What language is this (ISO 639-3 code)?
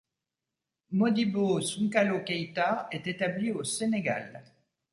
fra